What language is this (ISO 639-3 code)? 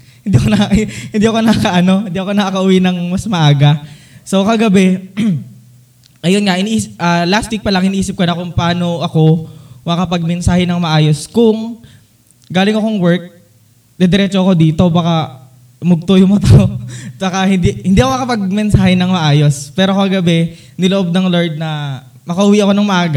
fil